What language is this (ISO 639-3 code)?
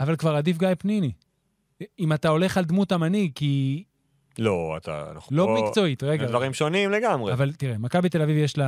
heb